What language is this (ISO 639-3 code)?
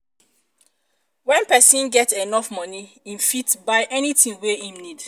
pcm